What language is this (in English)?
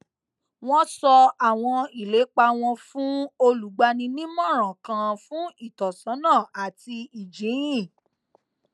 Yoruba